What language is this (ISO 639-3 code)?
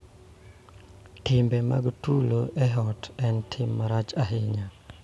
luo